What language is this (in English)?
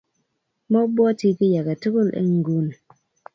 Kalenjin